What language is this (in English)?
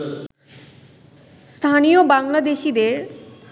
Bangla